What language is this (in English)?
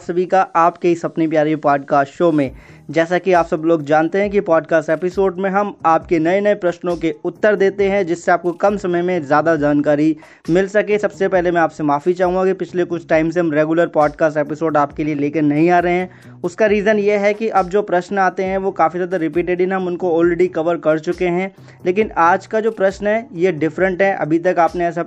Hindi